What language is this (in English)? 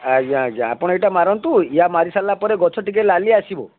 Odia